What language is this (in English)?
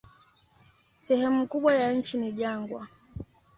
Swahili